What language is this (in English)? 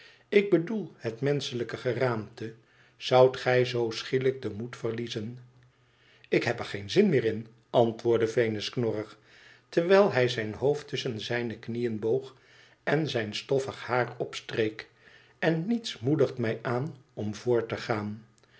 Dutch